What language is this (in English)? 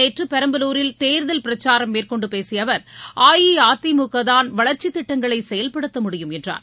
Tamil